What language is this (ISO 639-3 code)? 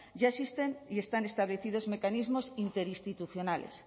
spa